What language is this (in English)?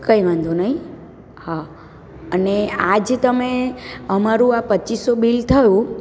Gujarati